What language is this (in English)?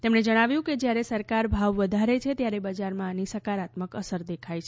Gujarati